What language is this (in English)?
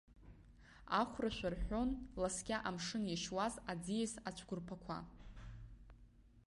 Abkhazian